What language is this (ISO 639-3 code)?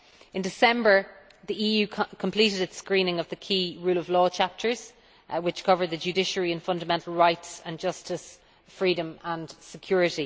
eng